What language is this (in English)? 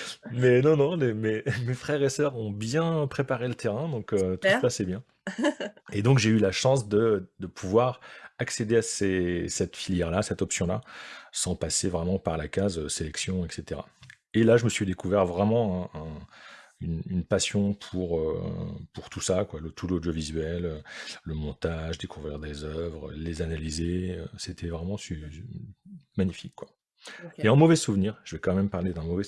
French